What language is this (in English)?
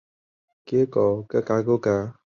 Chinese